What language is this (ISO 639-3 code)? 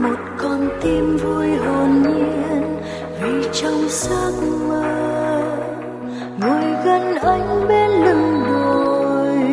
vie